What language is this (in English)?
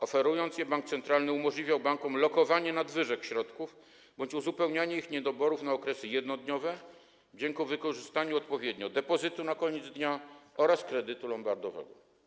Polish